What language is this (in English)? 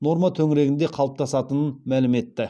Kazakh